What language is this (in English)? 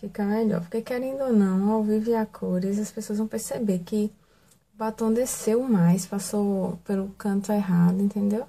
Portuguese